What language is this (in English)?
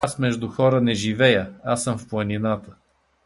Bulgarian